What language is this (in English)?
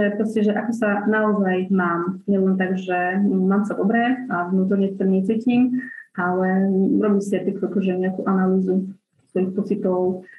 Slovak